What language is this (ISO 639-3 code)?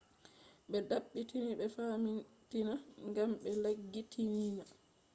ful